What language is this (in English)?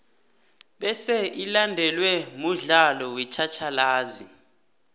South Ndebele